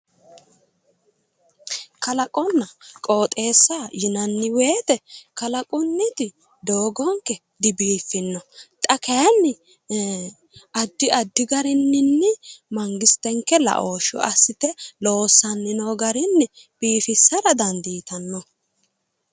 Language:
Sidamo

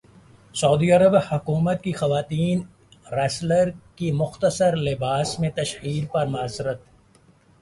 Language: Urdu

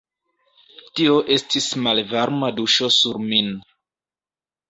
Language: Esperanto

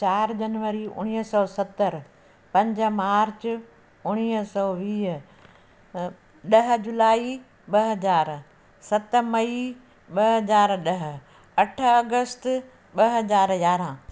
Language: Sindhi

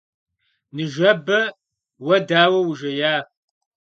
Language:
Kabardian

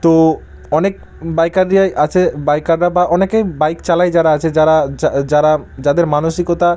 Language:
Bangla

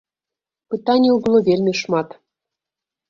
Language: Belarusian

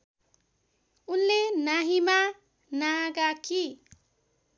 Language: Nepali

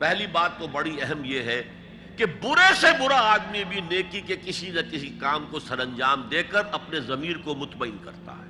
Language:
Urdu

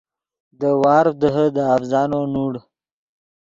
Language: Yidgha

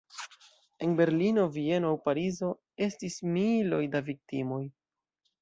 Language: Esperanto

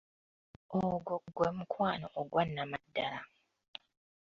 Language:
Ganda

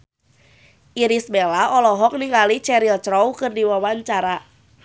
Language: Sundanese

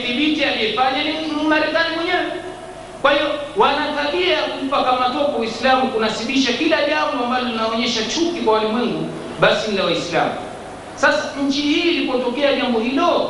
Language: Swahili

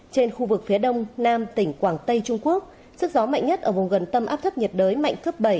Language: Vietnamese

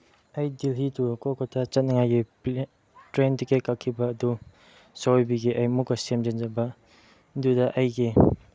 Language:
Manipuri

